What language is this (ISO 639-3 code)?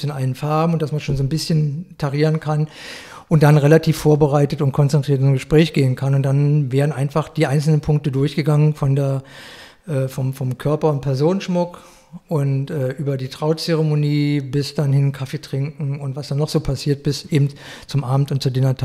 deu